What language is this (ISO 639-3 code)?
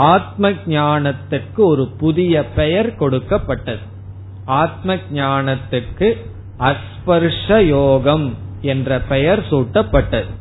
tam